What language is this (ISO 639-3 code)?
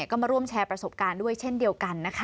tha